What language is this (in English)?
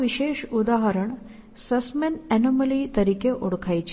Gujarati